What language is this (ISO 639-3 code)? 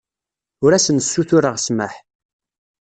kab